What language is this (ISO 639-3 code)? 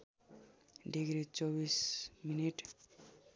nep